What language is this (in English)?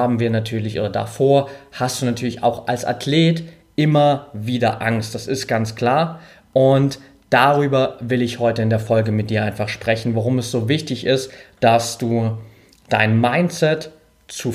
German